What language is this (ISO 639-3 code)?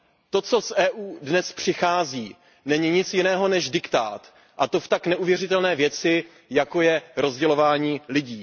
ces